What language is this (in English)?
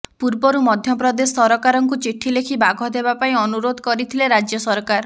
Odia